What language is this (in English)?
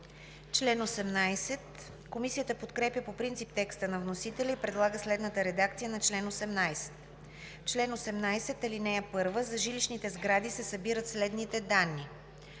Bulgarian